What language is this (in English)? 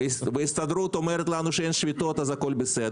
Hebrew